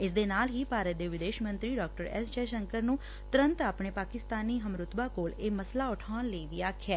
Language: Punjabi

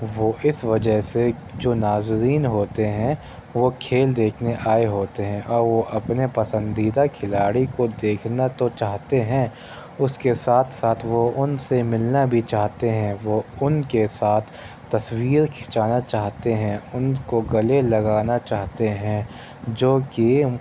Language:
Urdu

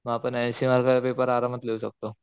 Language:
Marathi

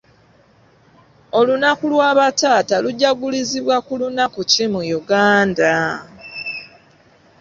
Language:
Ganda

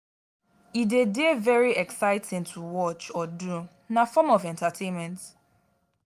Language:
Nigerian Pidgin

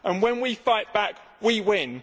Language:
English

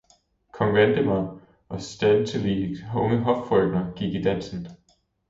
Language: Danish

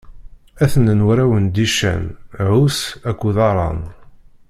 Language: Kabyle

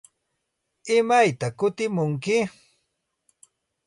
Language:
Santa Ana de Tusi Pasco Quechua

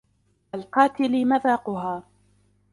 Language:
Arabic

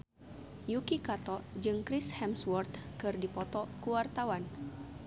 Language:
Sundanese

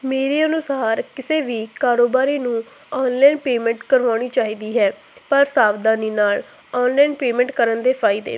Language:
Punjabi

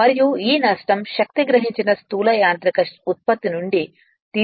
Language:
Telugu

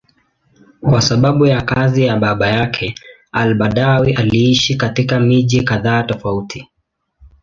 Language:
Swahili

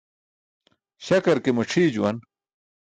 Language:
Burushaski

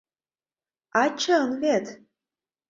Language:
Mari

